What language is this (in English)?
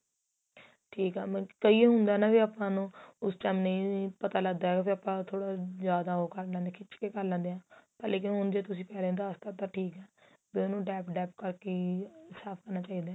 Punjabi